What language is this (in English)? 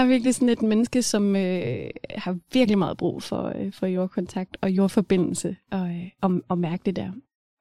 Danish